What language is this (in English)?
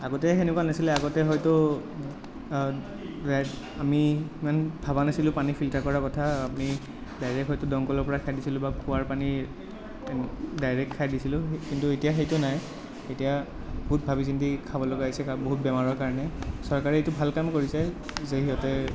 Assamese